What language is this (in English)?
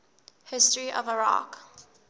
English